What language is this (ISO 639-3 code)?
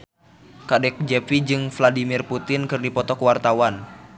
sun